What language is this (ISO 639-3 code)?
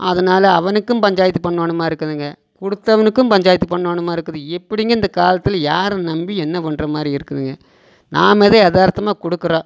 tam